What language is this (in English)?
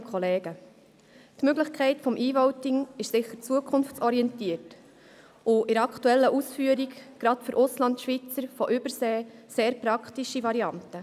Swiss German